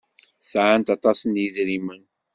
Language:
Kabyle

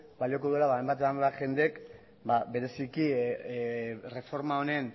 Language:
Basque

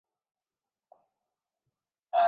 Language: Urdu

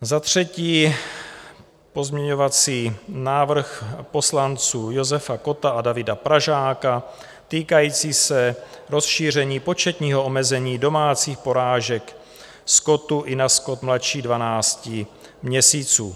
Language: Czech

